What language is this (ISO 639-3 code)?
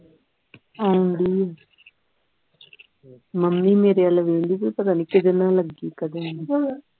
pan